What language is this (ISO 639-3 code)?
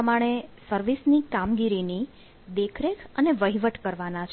guj